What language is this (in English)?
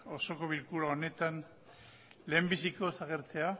Basque